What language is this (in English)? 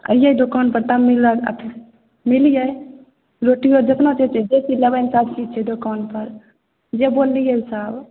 Maithili